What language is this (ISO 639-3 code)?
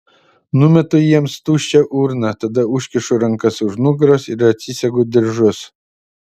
lit